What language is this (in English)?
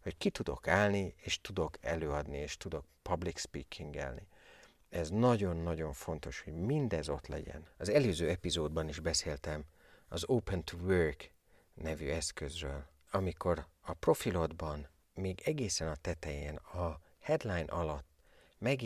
Hungarian